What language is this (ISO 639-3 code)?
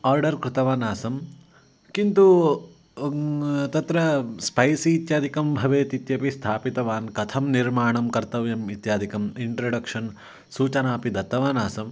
san